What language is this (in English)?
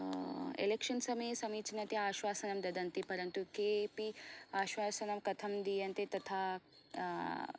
Sanskrit